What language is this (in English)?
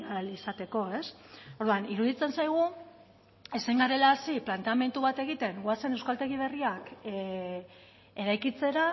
Basque